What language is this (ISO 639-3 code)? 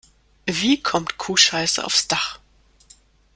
deu